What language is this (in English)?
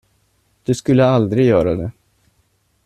Swedish